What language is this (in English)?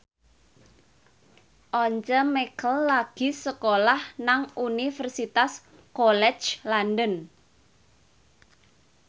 Javanese